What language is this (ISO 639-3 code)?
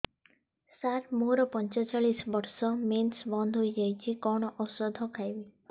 ori